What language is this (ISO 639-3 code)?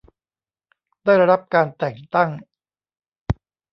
tha